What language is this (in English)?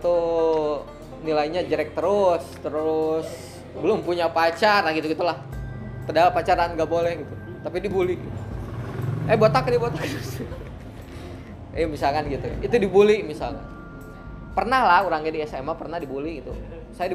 Indonesian